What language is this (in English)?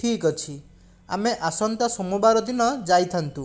Odia